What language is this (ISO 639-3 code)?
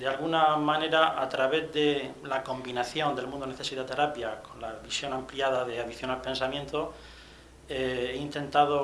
spa